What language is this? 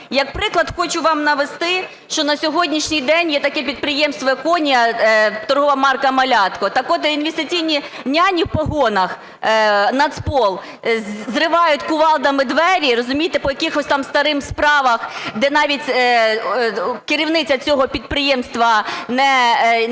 Ukrainian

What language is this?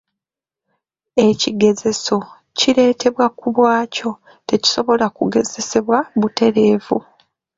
Ganda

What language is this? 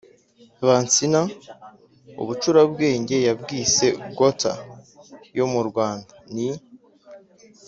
Kinyarwanda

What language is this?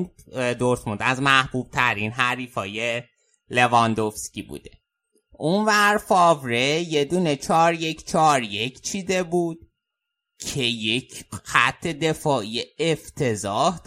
Persian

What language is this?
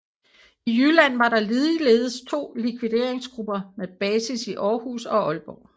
Danish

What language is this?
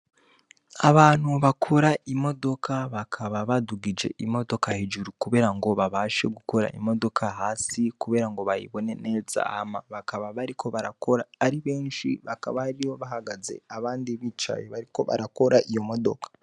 Rundi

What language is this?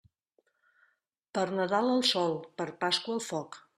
Catalan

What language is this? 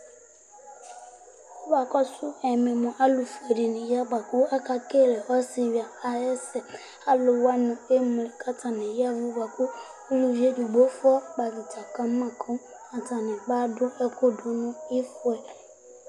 Ikposo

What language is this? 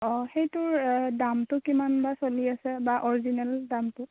Assamese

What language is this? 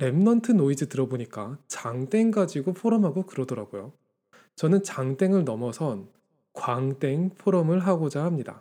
Korean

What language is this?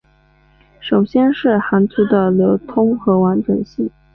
Chinese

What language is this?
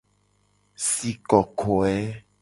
Gen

